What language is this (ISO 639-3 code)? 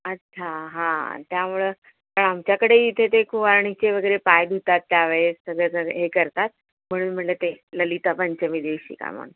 mar